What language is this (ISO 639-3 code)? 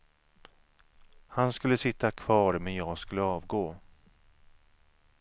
swe